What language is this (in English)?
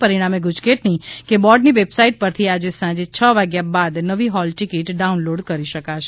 Gujarati